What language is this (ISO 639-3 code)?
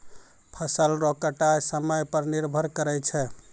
mai